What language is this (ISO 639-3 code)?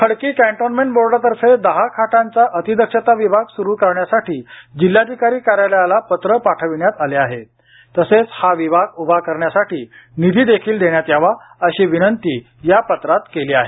mar